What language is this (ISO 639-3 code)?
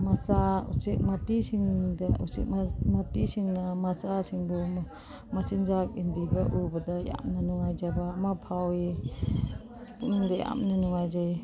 mni